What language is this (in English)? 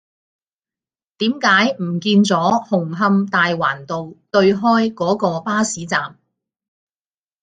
Cantonese